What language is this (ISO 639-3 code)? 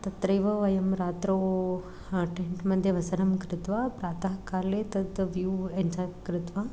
san